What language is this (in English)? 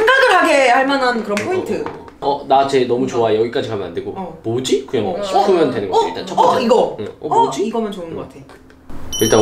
Korean